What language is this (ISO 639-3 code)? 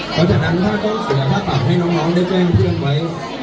tha